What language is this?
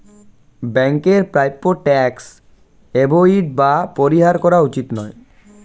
Bangla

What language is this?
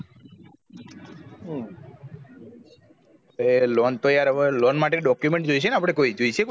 Gujarati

